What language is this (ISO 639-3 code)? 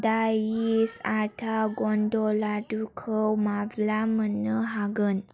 brx